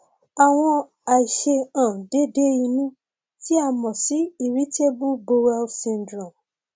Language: Yoruba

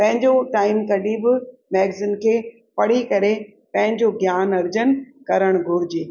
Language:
Sindhi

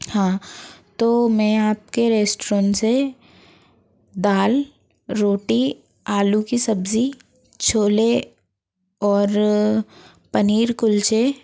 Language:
Hindi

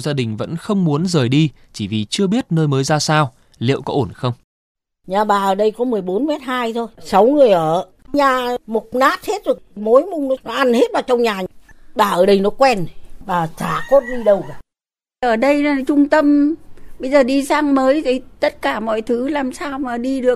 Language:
Vietnamese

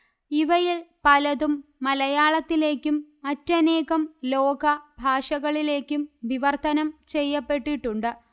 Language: Malayalam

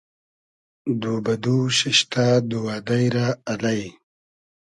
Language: Hazaragi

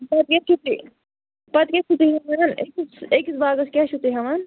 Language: Kashmiri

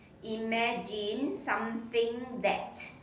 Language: English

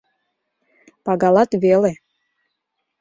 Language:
Mari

